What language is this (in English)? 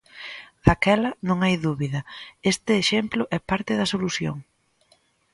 Galician